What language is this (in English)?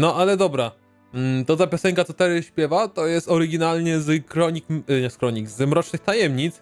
Polish